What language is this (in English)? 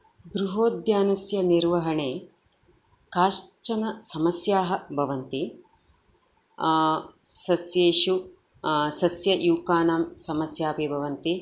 Sanskrit